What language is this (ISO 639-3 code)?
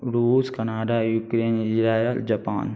mai